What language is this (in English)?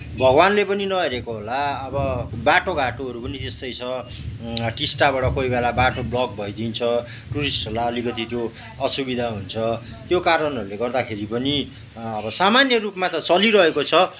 Nepali